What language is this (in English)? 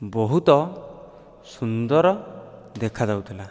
Odia